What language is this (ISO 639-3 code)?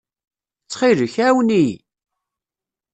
kab